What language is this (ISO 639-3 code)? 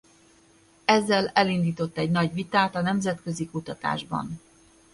hun